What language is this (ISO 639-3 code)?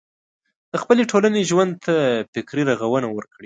pus